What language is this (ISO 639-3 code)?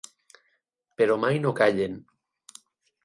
cat